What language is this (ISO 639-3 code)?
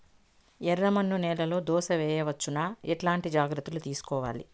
tel